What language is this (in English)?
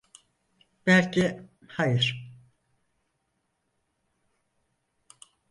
Turkish